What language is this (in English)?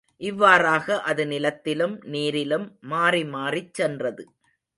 Tamil